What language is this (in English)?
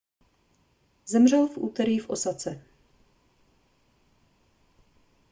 Czech